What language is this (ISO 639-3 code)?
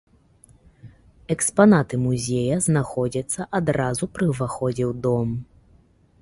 bel